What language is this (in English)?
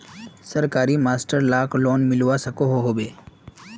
Magahi